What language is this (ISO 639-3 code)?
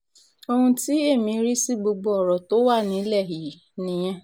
yor